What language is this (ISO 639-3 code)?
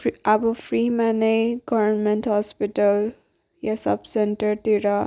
nep